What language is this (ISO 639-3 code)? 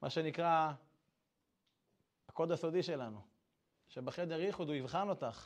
heb